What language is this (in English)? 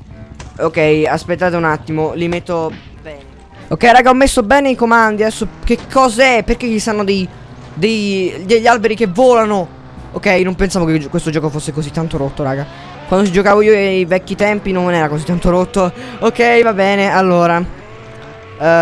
Italian